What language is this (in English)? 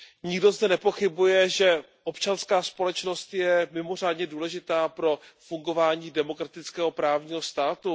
Czech